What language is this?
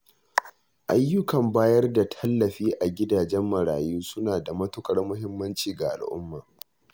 Hausa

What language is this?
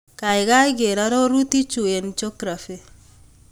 Kalenjin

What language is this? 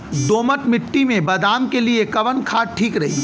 Bhojpuri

